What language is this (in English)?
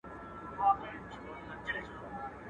Pashto